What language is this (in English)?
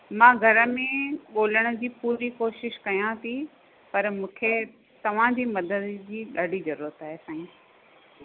Sindhi